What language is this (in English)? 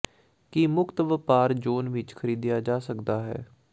Punjabi